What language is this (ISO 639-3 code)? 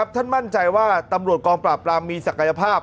tha